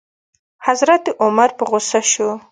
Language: Pashto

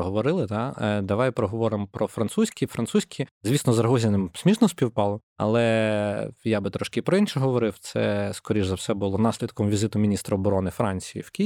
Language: Ukrainian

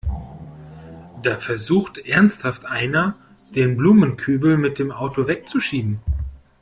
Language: German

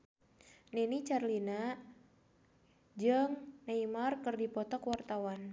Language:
Sundanese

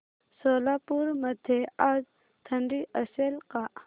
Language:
Marathi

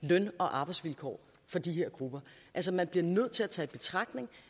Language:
Danish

